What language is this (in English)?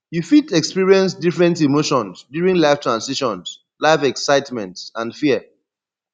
Nigerian Pidgin